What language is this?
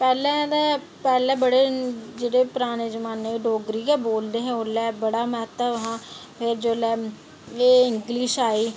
Dogri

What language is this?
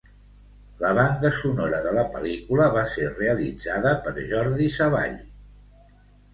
Catalan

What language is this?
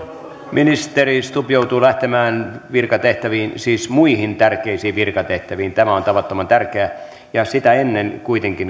Finnish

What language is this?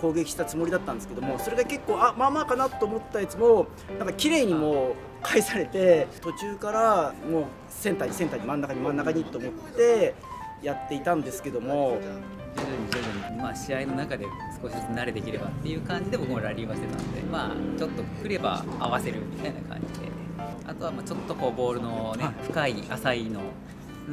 Japanese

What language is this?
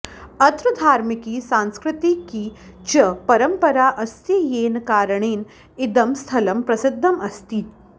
Sanskrit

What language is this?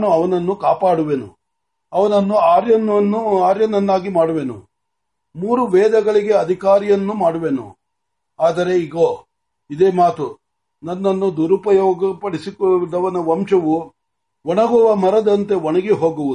Marathi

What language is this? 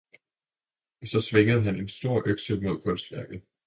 Danish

